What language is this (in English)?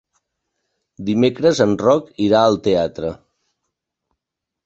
Catalan